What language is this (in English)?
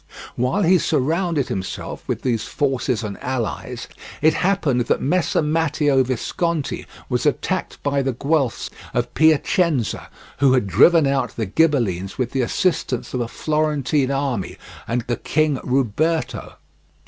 English